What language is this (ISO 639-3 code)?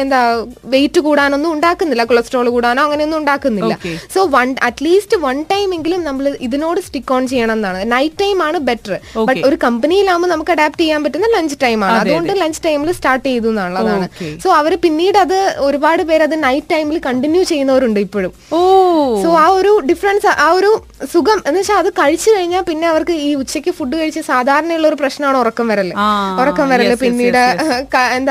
mal